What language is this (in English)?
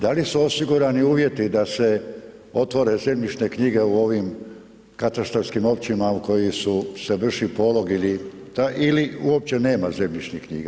Croatian